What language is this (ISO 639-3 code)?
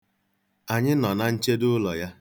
ibo